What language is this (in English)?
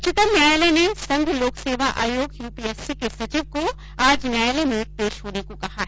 Hindi